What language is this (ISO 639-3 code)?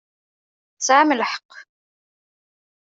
kab